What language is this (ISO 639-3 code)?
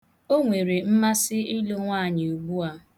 ibo